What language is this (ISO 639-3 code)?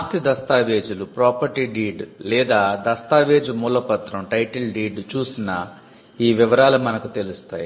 tel